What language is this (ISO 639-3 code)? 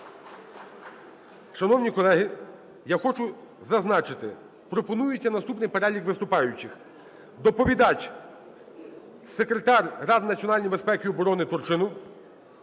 ukr